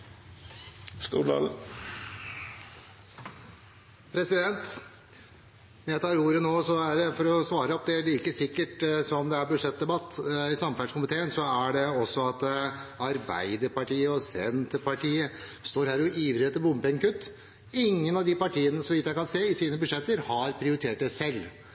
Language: Norwegian Bokmål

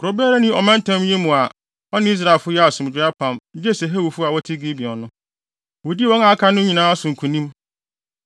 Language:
Akan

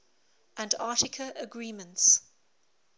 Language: English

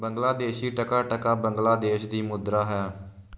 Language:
Punjabi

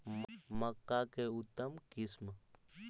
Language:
Magahi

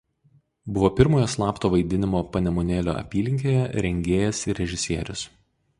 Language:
Lithuanian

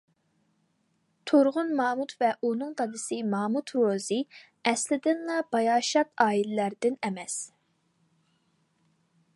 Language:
Uyghur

